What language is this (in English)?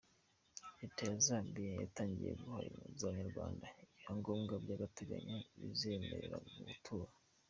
Kinyarwanda